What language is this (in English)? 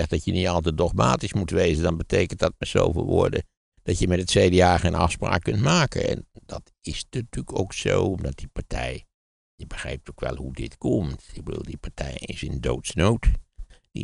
Dutch